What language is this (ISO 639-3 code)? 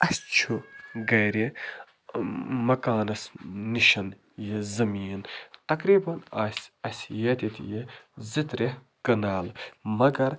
kas